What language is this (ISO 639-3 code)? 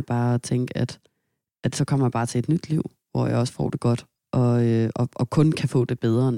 dan